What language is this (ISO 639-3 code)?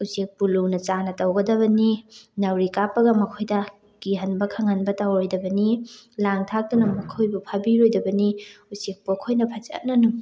mni